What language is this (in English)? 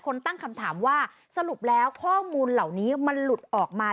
Thai